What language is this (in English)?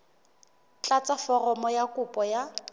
Southern Sotho